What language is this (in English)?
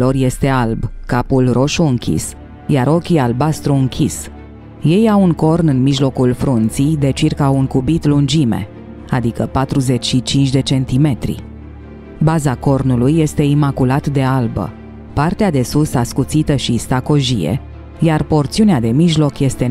Romanian